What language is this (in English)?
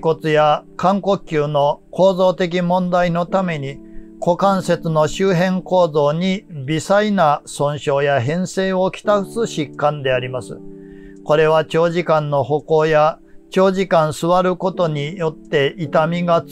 Japanese